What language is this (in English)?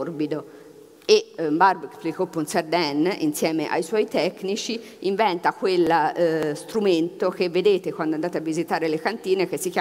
Italian